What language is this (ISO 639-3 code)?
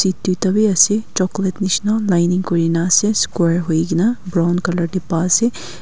nag